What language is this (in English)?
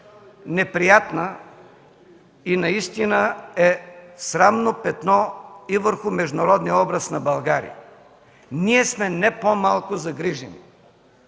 Bulgarian